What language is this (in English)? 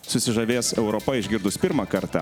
Lithuanian